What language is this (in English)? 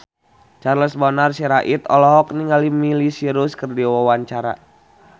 Sundanese